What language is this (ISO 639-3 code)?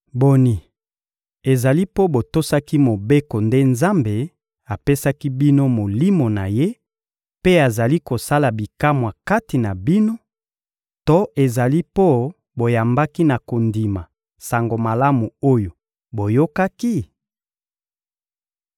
lin